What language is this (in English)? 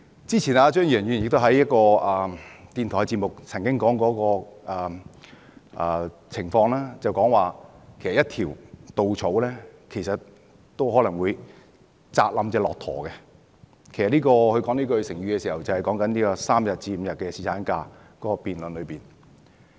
Cantonese